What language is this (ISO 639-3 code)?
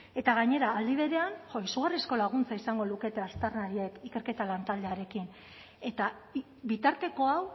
eus